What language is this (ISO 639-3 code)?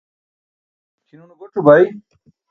bsk